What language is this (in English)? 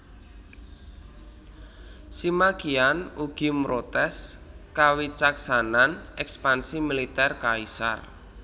Javanese